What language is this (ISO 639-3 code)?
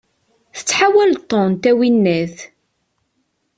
kab